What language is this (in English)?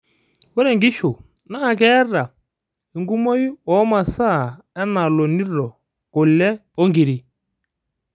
Masai